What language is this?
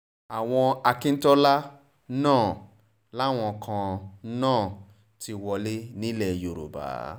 Yoruba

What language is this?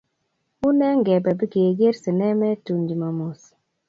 Kalenjin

